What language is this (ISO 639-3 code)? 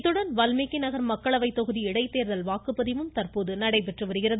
tam